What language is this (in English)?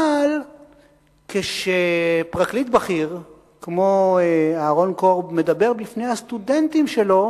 Hebrew